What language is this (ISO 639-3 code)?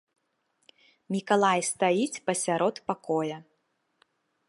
bel